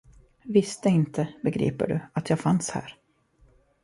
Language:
Swedish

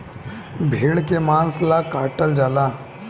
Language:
Bhojpuri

